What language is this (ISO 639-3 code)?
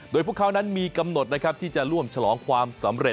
tha